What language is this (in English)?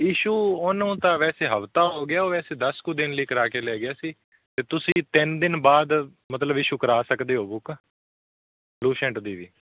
Punjabi